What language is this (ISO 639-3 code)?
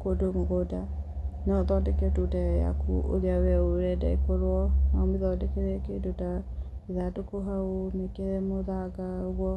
kik